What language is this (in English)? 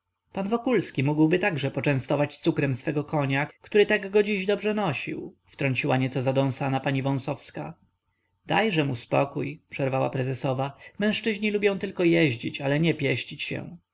Polish